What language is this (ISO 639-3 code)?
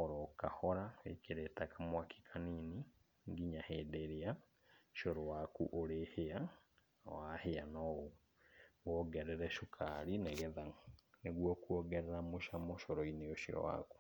kik